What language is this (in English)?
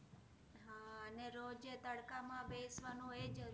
Gujarati